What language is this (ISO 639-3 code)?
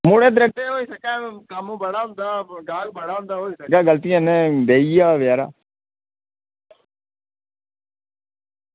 doi